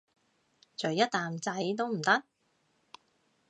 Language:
Cantonese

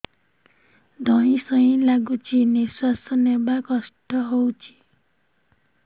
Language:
Odia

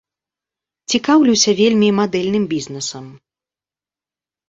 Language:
Belarusian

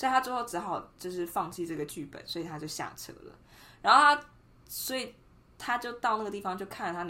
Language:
Chinese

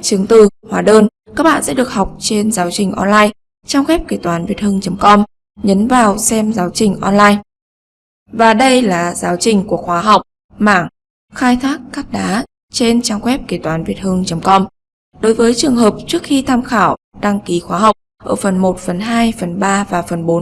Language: Vietnamese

